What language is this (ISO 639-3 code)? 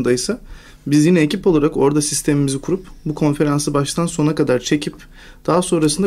tur